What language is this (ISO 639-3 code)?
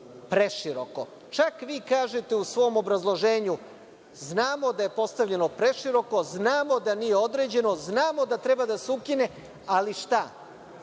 srp